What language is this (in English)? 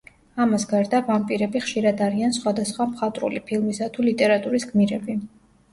Georgian